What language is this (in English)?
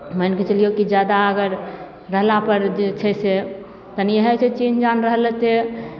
Maithili